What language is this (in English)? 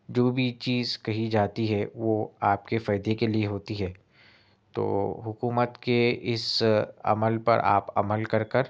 Urdu